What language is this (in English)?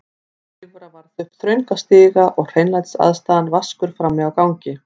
Icelandic